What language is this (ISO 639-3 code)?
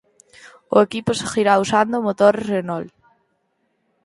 glg